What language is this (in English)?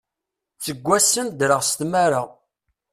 Kabyle